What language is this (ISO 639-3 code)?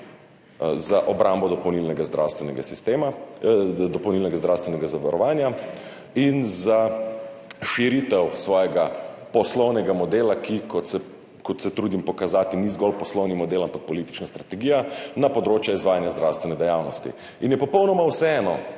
slv